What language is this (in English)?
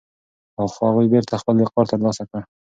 Pashto